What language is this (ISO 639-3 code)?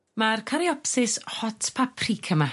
cym